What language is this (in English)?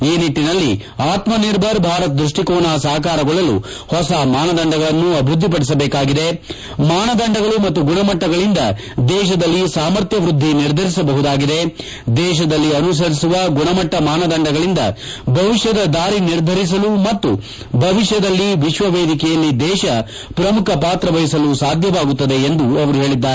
Kannada